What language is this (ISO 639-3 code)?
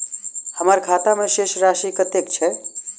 mai